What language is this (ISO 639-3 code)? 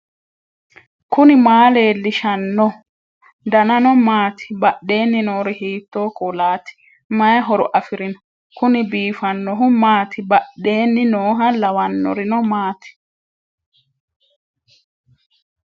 sid